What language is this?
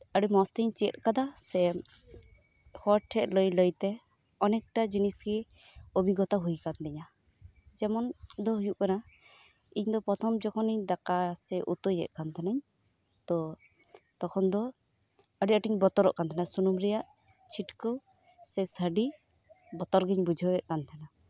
Santali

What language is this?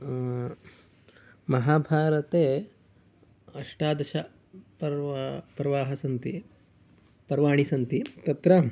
Sanskrit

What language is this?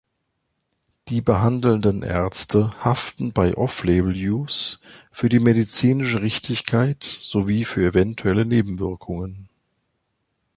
German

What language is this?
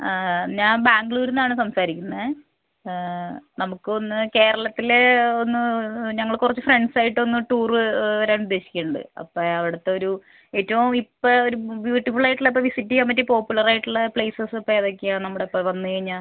Malayalam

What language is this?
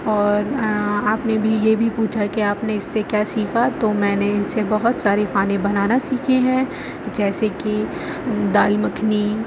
Urdu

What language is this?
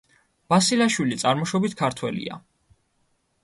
Georgian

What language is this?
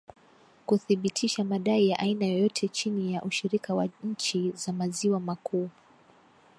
Swahili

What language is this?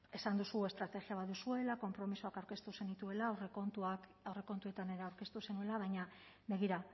Basque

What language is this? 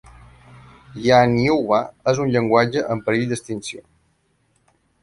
Catalan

